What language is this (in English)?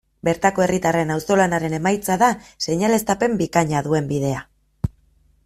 Basque